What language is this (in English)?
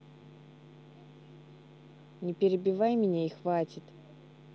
Russian